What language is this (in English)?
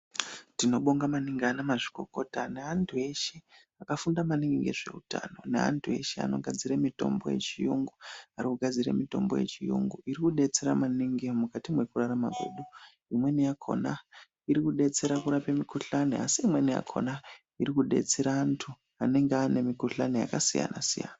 Ndau